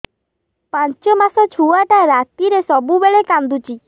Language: Odia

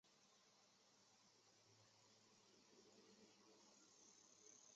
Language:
Chinese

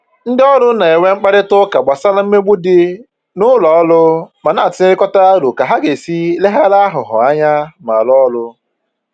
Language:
Igbo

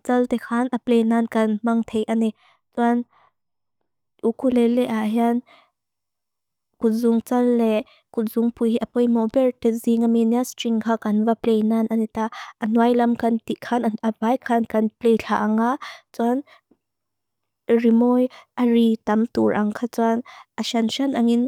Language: Mizo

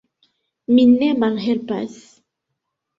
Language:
Esperanto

